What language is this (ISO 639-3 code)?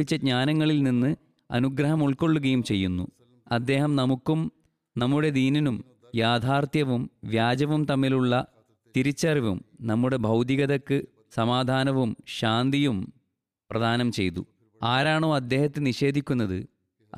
mal